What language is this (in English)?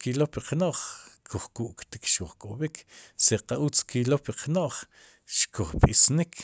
Sipacapense